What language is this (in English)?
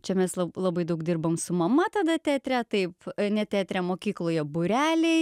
Lithuanian